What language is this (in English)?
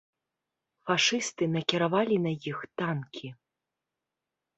Belarusian